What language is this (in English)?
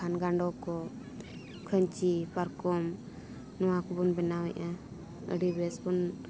Santali